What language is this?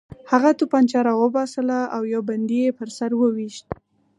Pashto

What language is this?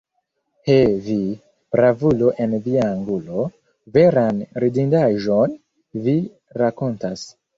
Esperanto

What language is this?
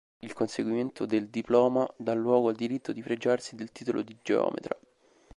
Italian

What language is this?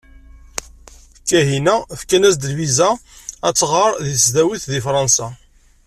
Kabyle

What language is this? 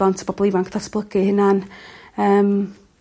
Welsh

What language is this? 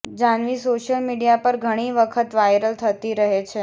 Gujarati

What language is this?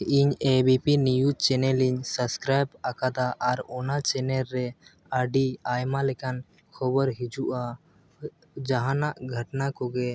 Santali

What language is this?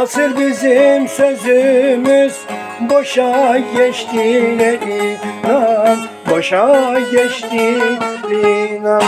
Turkish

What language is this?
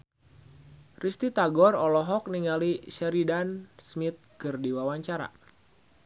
Sundanese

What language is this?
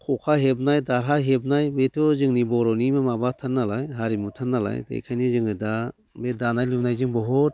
Bodo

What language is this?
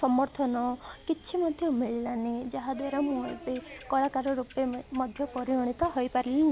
Odia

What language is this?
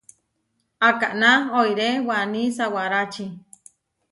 Huarijio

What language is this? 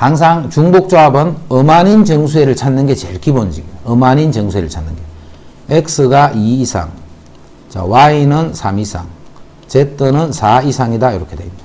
Korean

